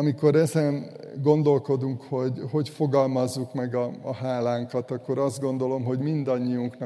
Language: Hungarian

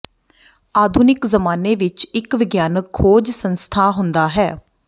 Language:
Punjabi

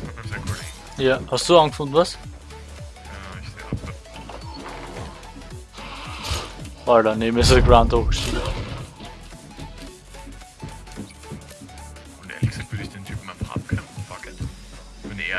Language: German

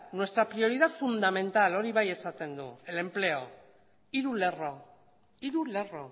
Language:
Basque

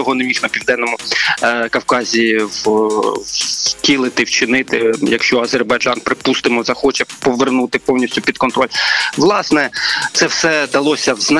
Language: Ukrainian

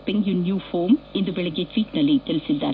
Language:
Kannada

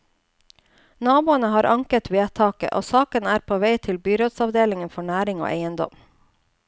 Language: Norwegian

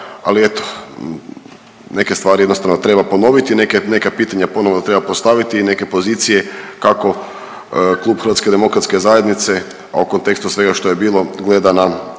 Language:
Croatian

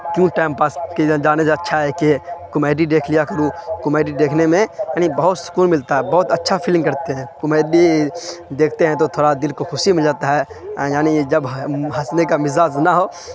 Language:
Urdu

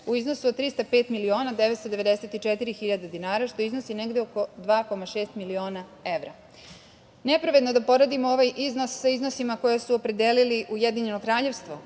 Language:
Serbian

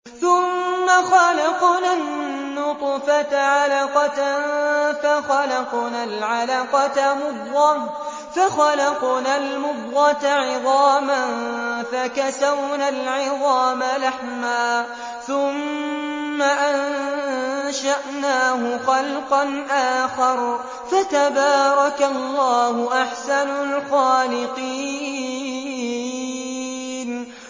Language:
Arabic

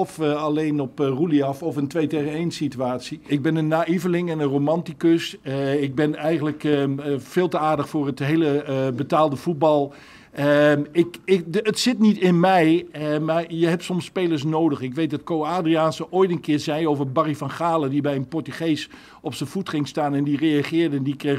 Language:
Dutch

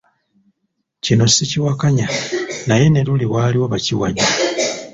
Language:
Ganda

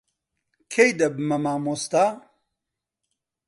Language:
Central Kurdish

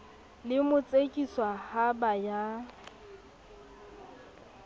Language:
Southern Sotho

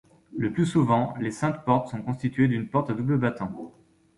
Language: French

